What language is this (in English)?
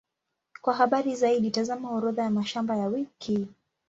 Swahili